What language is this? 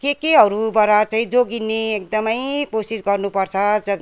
Nepali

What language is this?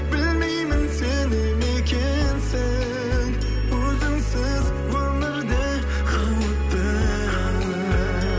Kazakh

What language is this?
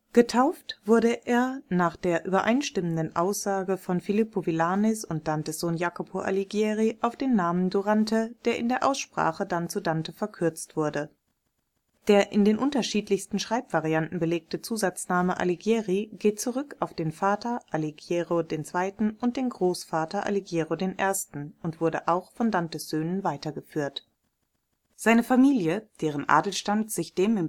German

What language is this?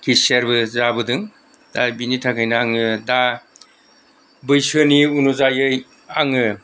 Bodo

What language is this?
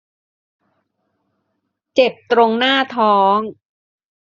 Thai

